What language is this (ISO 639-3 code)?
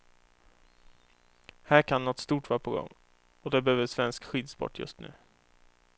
swe